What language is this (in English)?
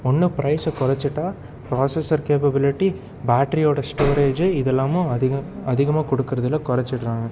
Tamil